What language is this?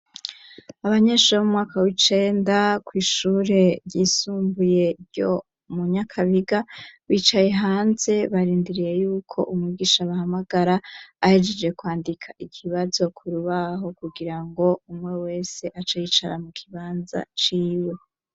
Rundi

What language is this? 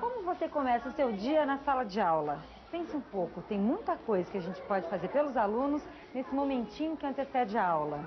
Portuguese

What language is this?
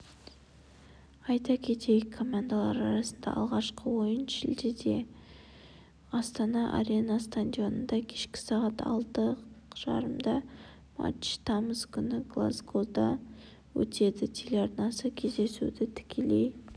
Kazakh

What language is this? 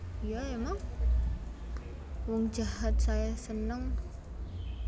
Javanese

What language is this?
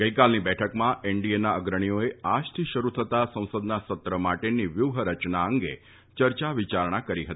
Gujarati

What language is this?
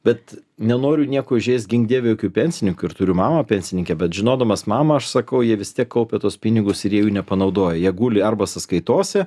Lithuanian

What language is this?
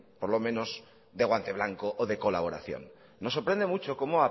Spanish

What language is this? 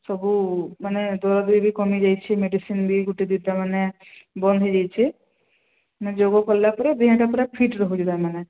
Odia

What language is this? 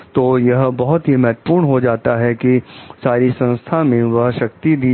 Hindi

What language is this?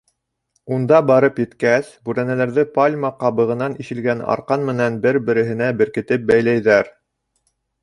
Bashkir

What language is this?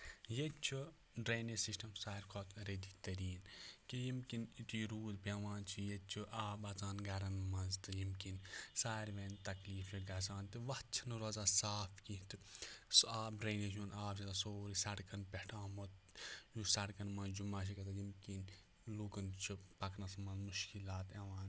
Kashmiri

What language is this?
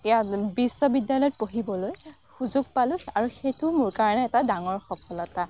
Assamese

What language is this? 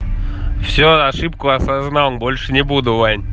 Russian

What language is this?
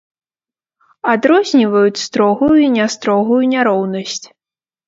Belarusian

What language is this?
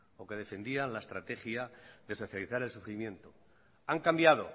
Spanish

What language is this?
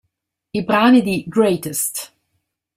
Italian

